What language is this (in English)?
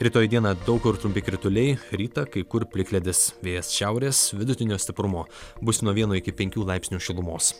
Lithuanian